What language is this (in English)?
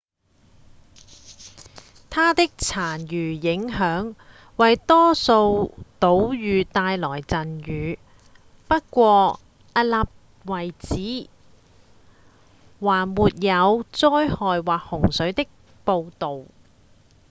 Cantonese